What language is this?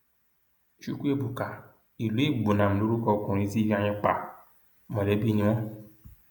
Yoruba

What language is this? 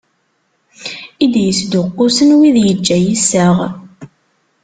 Kabyle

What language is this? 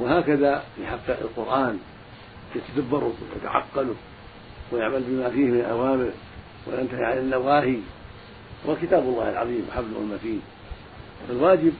Arabic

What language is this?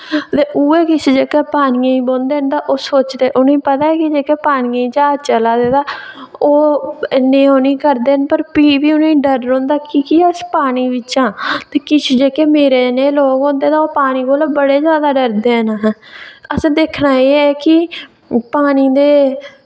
Dogri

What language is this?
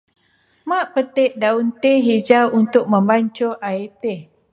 Malay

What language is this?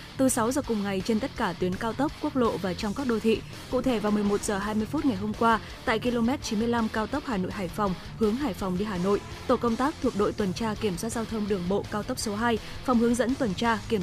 Vietnamese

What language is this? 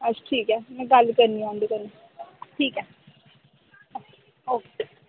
Dogri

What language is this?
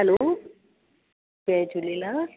Sindhi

